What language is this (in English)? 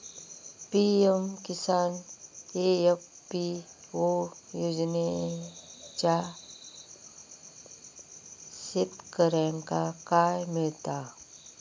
Marathi